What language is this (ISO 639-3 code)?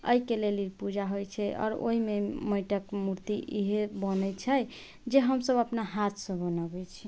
mai